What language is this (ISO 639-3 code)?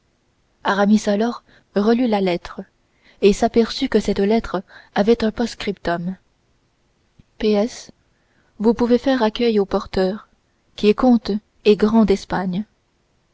fra